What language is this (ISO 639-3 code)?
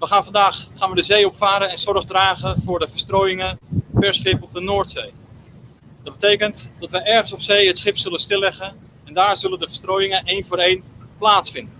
nld